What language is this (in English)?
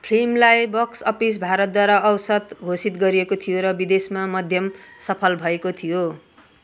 Nepali